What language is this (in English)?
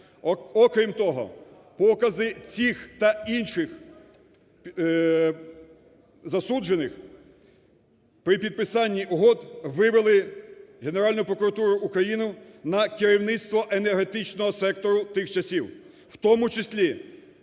Ukrainian